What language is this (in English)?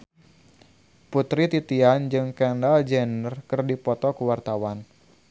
Sundanese